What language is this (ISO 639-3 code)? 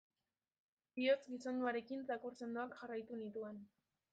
eus